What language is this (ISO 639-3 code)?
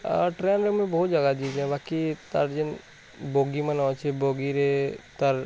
ori